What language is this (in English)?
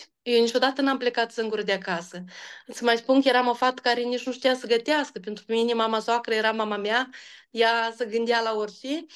Romanian